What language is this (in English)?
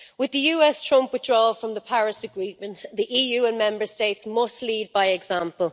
English